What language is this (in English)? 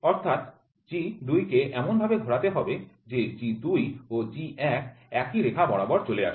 Bangla